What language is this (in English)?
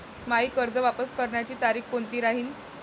Marathi